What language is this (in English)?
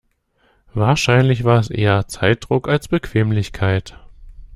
German